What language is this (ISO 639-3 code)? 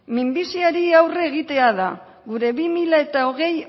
eus